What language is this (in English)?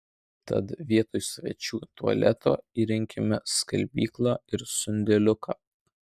Lithuanian